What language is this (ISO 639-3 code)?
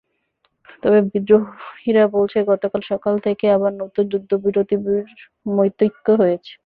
ben